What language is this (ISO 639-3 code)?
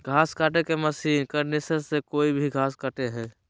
mag